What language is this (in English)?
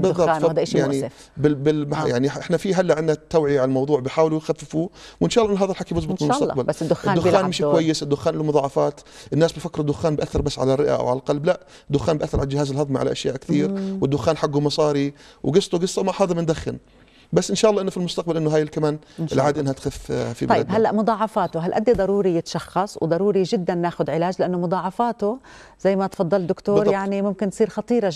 Arabic